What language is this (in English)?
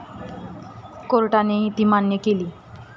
Marathi